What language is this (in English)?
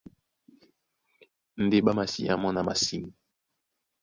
Duala